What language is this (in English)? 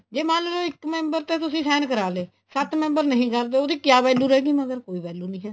Punjabi